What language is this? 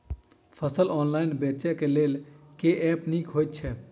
Maithili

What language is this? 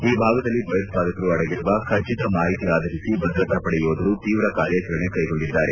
Kannada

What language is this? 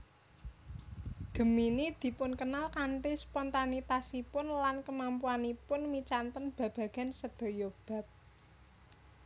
Javanese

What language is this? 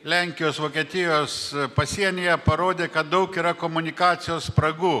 Lithuanian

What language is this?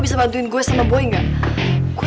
Indonesian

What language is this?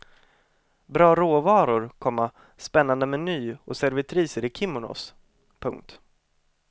Swedish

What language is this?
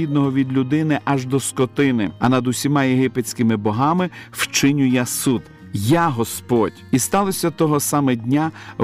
Ukrainian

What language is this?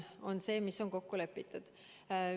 Estonian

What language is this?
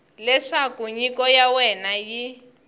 Tsonga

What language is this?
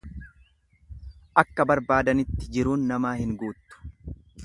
Oromo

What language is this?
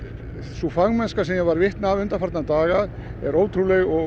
Icelandic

